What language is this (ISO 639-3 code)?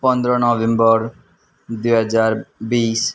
nep